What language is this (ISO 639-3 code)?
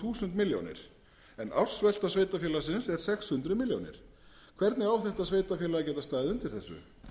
isl